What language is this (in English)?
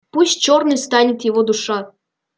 Russian